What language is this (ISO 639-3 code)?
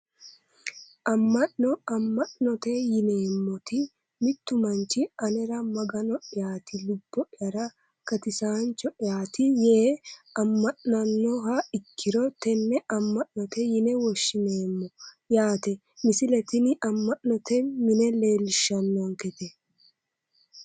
sid